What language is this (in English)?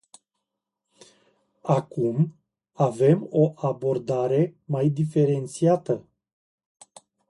Romanian